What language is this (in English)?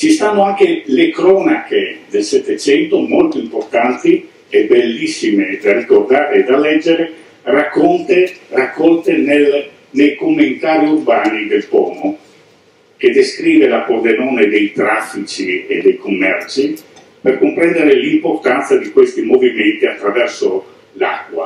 Italian